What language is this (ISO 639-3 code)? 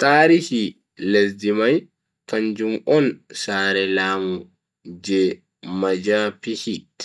fui